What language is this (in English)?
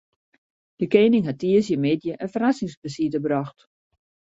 Western Frisian